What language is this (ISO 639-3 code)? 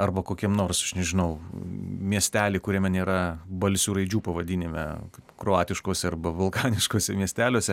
lit